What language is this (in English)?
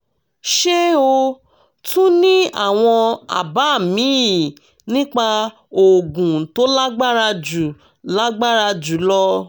Yoruba